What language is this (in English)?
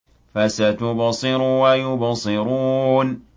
Arabic